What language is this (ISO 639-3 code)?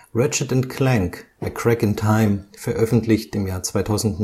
deu